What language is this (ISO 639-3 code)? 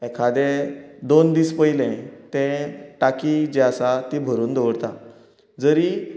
kok